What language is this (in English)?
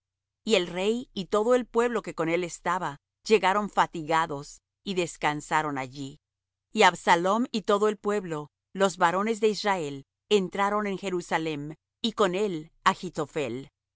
Spanish